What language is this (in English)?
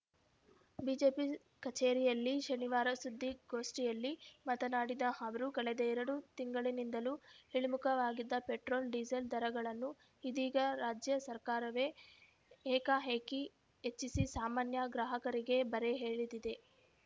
Kannada